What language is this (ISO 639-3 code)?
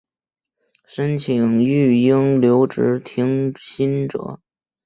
zho